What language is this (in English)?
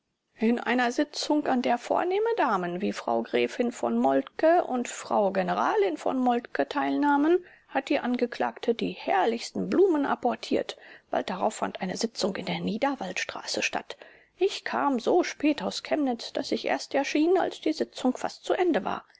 German